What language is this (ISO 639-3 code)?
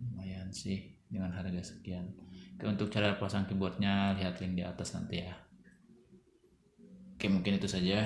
ind